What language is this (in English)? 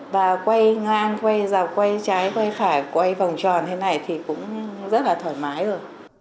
Vietnamese